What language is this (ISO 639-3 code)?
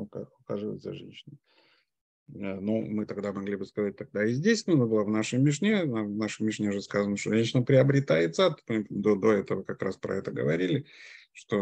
rus